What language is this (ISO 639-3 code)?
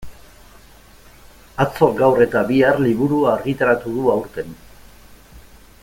eus